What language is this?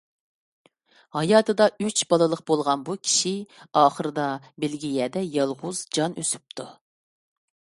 Uyghur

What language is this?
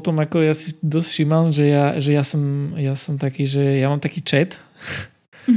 Slovak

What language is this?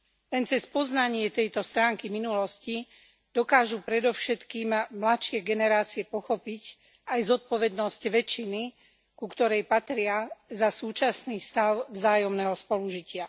Slovak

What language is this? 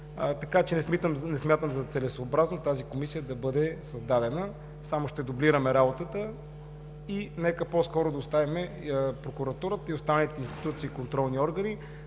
Bulgarian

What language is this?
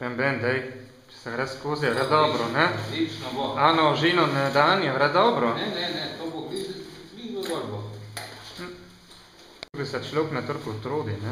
Latvian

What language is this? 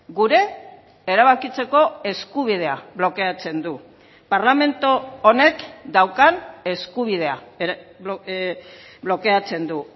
Basque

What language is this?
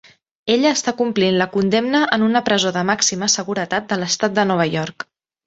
Catalan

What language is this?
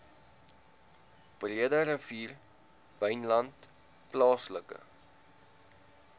Afrikaans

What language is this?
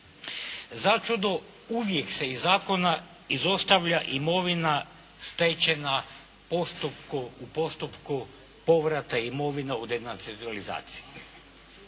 Croatian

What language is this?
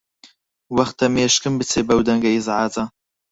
Central Kurdish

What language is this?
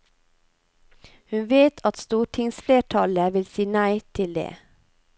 Norwegian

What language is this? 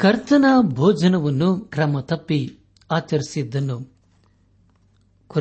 Kannada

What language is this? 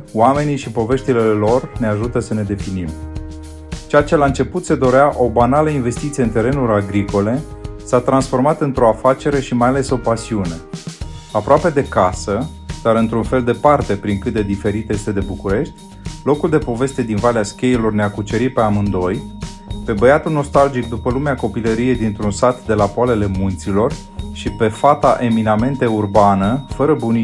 Romanian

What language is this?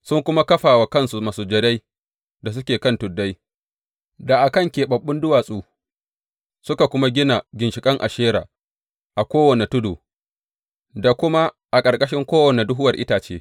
Hausa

